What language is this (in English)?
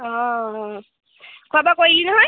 Assamese